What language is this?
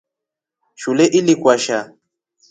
Rombo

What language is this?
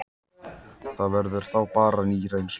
Icelandic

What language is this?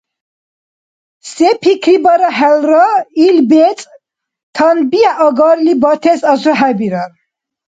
Dargwa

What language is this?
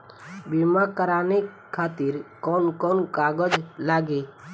Bhojpuri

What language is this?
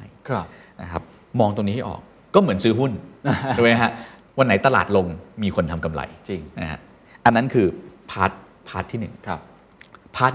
Thai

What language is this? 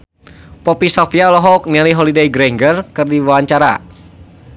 Sundanese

